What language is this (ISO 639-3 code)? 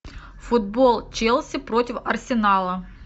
rus